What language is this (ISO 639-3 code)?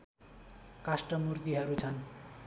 nep